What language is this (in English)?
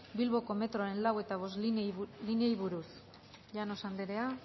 Basque